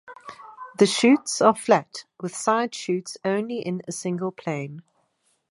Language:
English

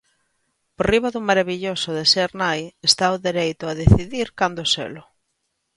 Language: Galician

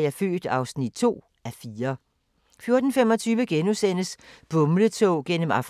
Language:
Danish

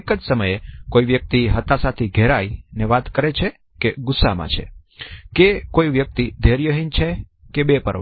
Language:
Gujarati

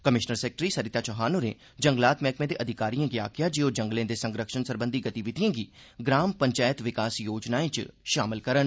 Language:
Dogri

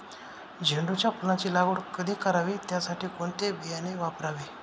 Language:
Marathi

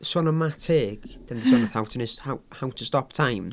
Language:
Welsh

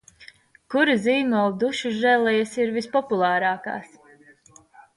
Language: Latvian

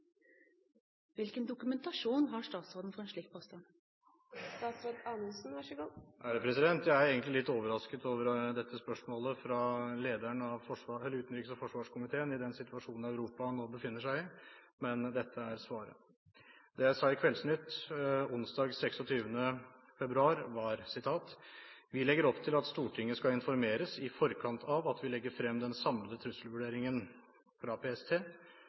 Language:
Norwegian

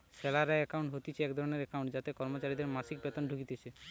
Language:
Bangla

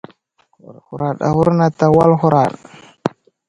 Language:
Wuzlam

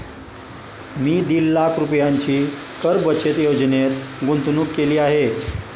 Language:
Marathi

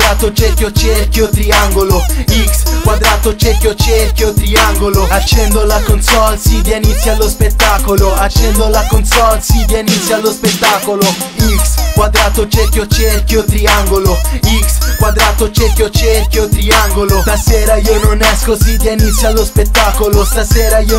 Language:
Italian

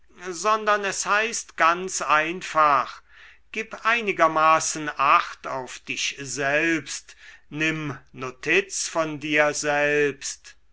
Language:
German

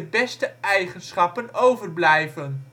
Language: Dutch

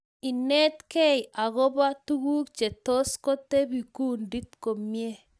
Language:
Kalenjin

